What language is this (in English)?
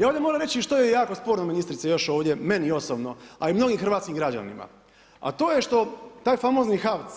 Croatian